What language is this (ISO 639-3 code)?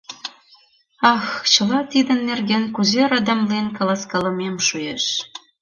chm